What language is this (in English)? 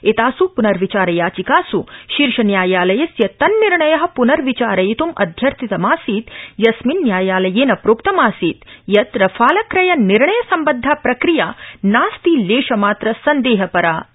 Sanskrit